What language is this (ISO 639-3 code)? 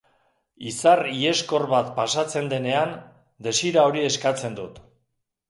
eus